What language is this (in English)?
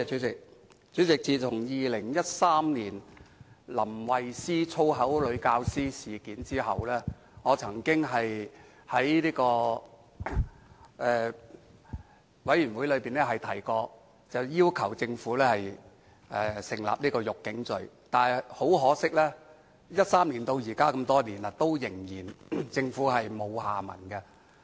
Cantonese